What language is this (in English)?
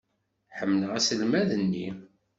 Kabyle